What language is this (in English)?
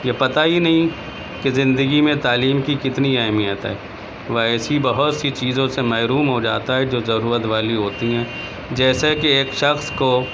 Urdu